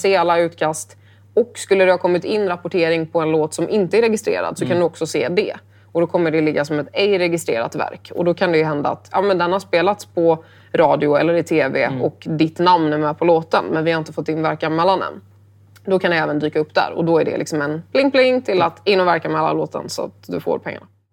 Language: Swedish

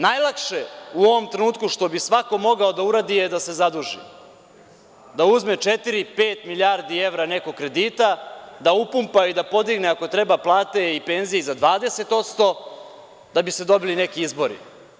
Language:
Serbian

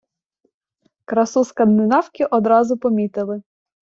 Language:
Ukrainian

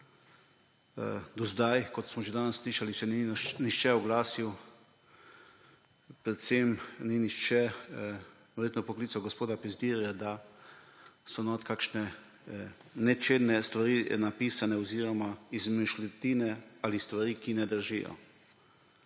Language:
Slovenian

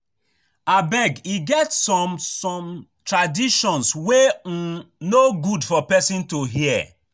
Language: Nigerian Pidgin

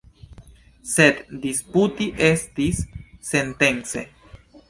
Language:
Esperanto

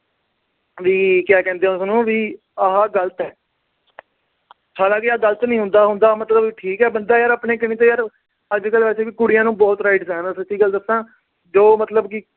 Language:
Punjabi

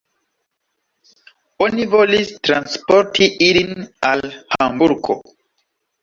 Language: Esperanto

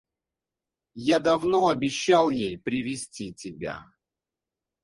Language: Russian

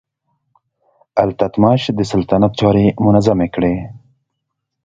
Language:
Pashto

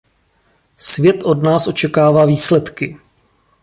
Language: Czech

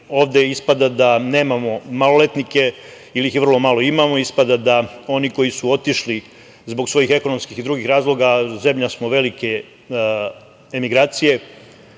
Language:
Serbian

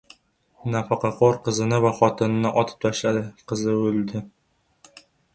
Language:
Uzbek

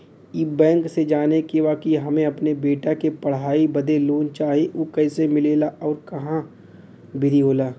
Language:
Bhojpuri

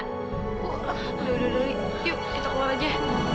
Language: Indonesian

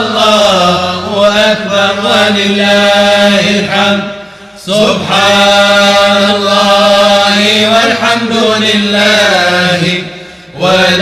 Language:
Arabic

